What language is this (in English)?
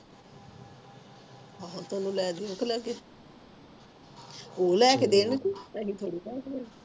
Punjabi